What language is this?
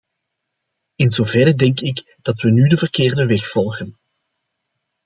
Dutch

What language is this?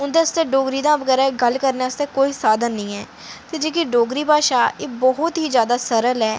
Dogri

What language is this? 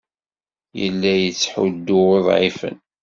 Kabyle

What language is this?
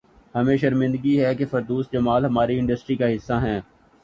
Urdu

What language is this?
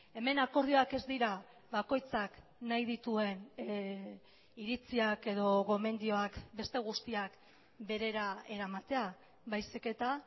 Basque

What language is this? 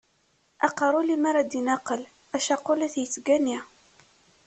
Kabyle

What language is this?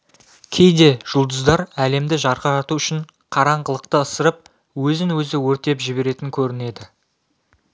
Kazakh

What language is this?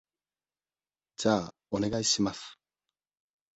Japanese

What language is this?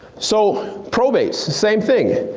English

